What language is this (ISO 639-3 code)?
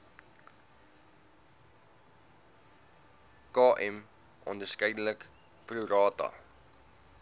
afr